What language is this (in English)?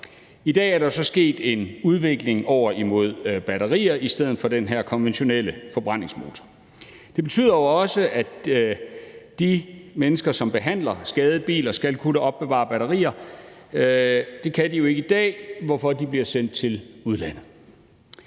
Danish